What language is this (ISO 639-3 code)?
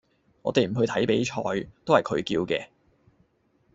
yue